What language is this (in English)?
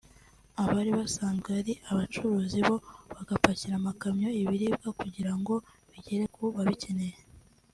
Kinyarwanda